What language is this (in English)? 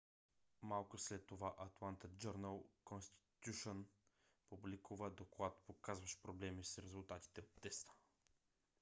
Bulgarian